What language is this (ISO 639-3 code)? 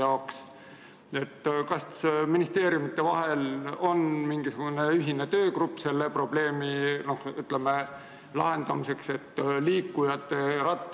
est